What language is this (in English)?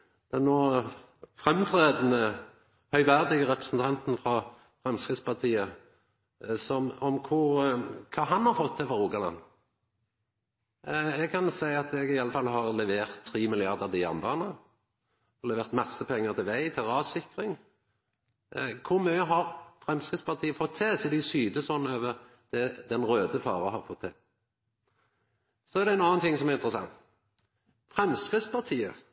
Norwegian Nynorsk